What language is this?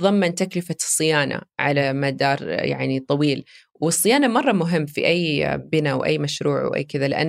Arabic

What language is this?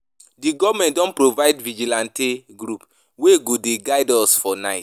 Nigerian Pidgin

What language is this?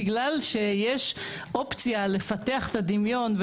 Hebrew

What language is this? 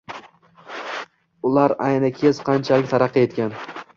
Uzbek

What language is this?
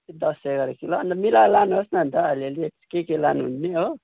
Nepali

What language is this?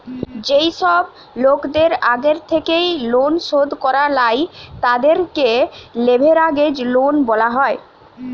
Bangla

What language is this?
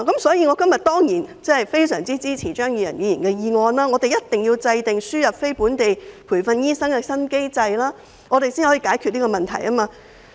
Cantonese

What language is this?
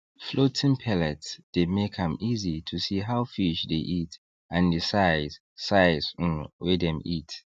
Nigerian Pidgin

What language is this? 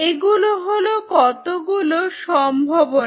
Bangla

